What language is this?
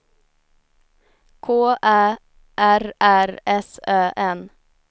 Swedish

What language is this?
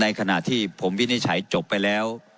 Thai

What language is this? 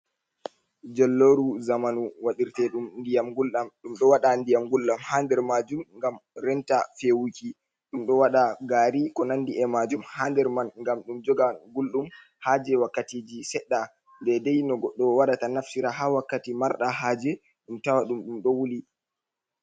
Fula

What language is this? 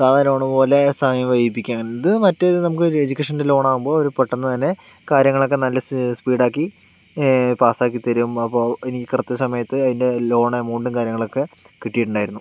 Malayalam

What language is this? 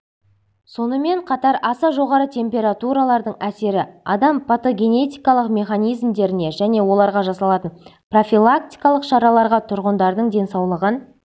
Kazakh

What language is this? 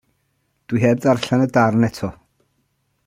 Welsh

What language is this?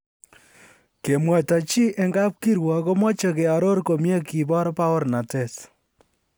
Kalenjin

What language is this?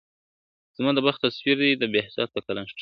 Pashto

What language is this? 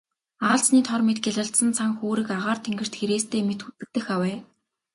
Mongolian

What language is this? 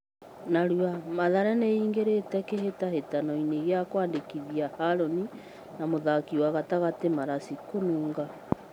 Kikuyu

